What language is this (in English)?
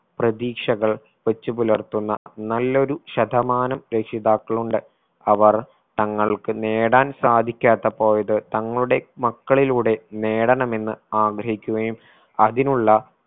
Malayalam